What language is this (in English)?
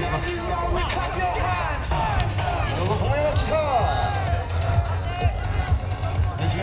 Japanese